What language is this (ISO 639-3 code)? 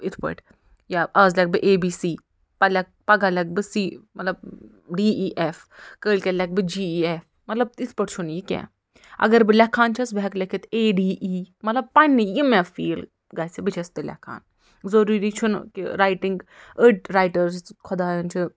kas